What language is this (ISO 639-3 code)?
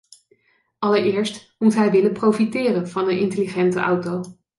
nld